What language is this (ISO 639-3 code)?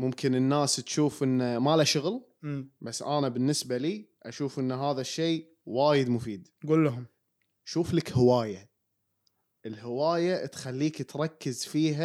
ara